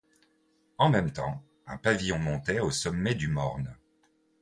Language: French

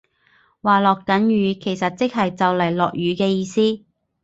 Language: Cantonese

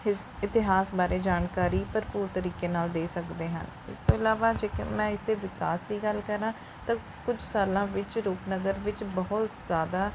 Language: Punjabi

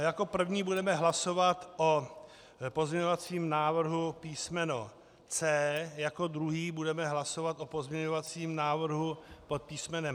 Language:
Czech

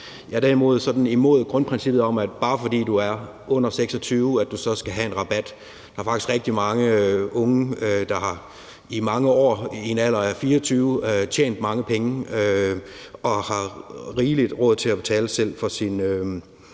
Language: Danish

